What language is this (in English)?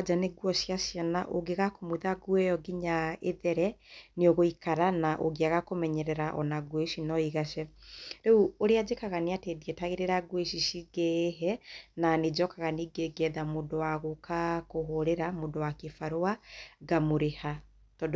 Kikuyu